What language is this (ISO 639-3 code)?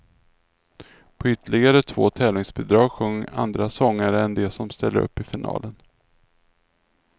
swe